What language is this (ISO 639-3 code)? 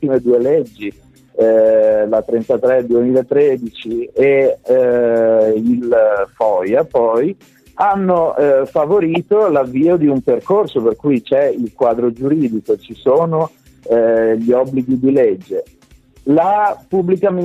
ita